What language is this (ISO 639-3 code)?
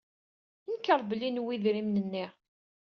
kab